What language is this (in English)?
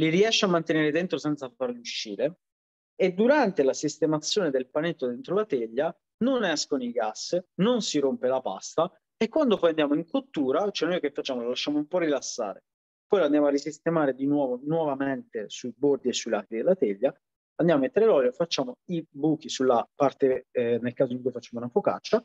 Italian